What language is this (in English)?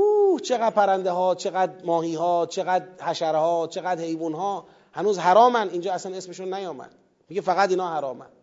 Persian